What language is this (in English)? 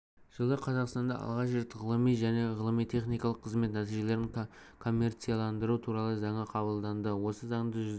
Kazakh